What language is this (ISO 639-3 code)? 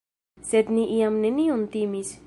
epo